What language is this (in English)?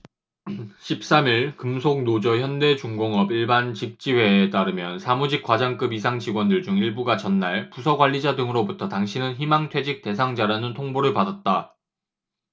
Korean